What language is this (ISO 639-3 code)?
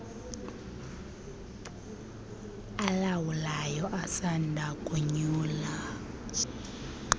xho